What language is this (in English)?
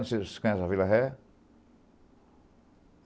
Portuguese